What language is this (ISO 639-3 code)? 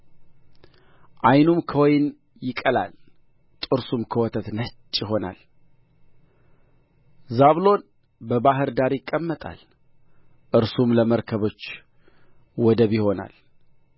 amh